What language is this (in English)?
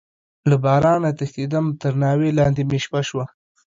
Pashto